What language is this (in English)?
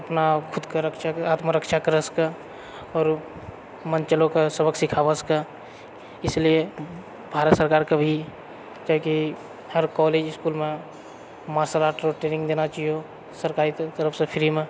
Maithili